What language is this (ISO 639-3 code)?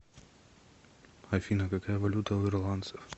rus